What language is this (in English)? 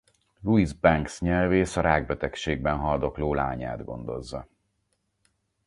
Hungarian